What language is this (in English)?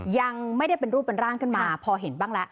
Thai